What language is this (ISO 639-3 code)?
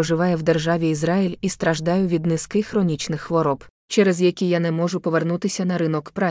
ukr